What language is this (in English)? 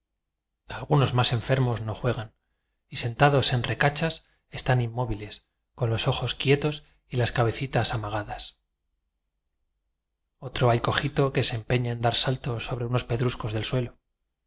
Spanish